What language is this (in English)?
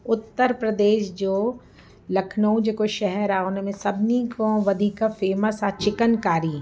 Sindhi